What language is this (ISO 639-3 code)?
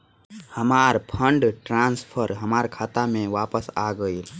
bho